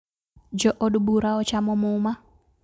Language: Luo (Kenya and Tanzania)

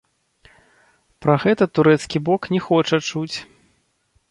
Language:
Belarusian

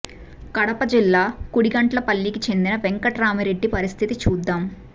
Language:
Telugu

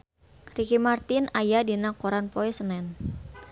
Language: Sundanese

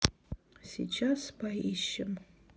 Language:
Russian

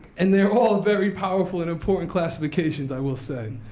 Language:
English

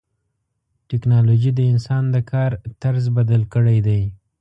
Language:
Pashto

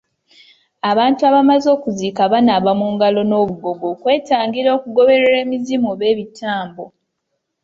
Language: Ganda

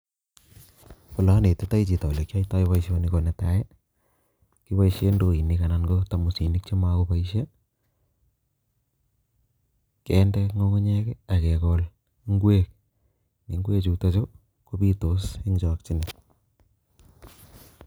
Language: Kalenjin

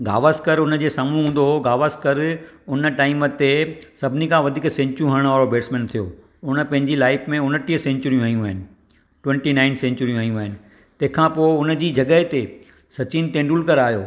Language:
Sindhi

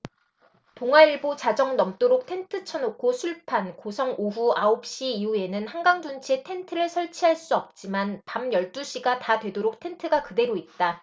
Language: Korean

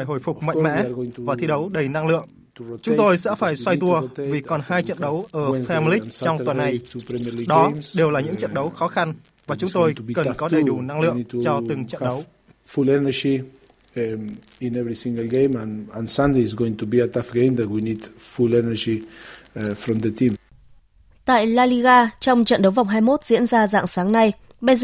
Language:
Vietnamese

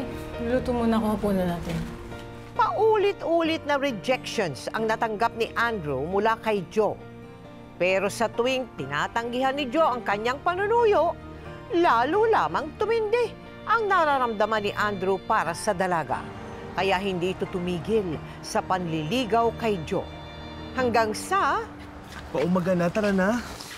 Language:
Filipino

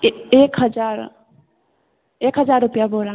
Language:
Maithili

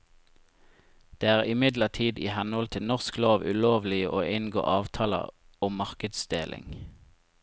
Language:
Norwegian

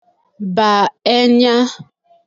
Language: Igbo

